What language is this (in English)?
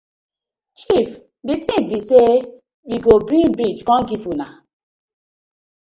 Nigerian Pidgin